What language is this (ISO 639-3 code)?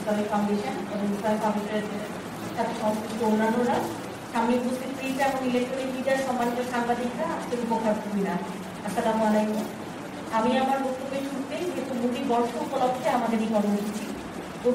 ind